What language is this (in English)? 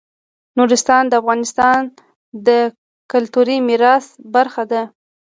Pashto